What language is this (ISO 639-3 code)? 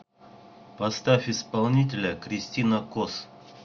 rus